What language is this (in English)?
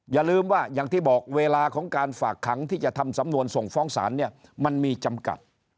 Thai